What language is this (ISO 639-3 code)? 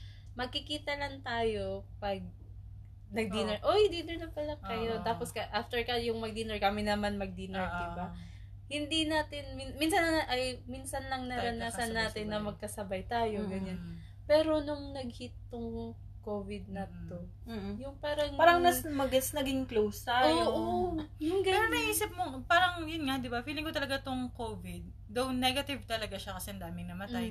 fil